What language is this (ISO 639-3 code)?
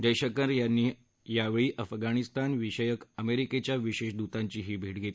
mar